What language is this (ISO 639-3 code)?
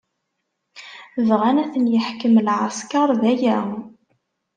kab